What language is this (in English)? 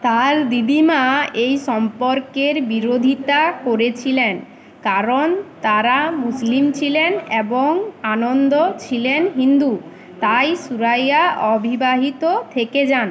Bangla